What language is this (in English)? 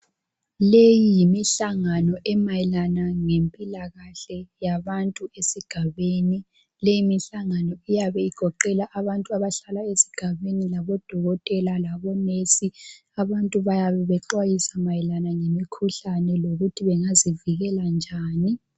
North Ndebele